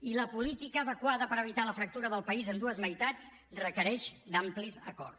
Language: Catalan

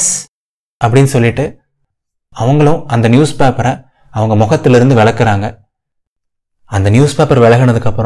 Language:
Tamil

